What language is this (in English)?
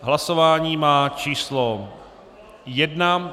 Czech